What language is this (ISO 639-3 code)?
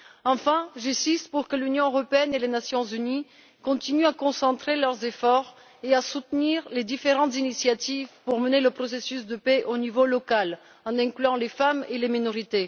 fra